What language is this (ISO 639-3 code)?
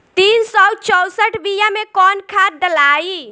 bho